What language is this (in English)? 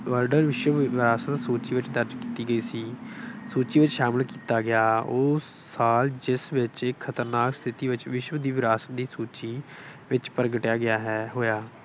Punjabi